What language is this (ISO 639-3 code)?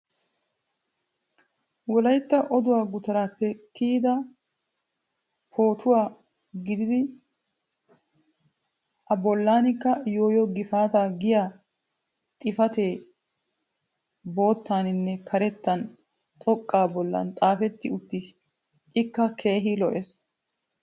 wal